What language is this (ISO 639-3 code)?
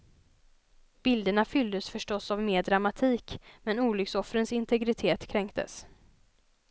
swe